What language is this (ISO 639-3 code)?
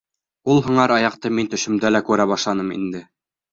bak